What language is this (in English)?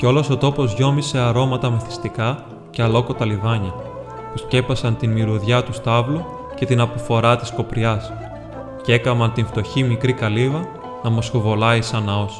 Greek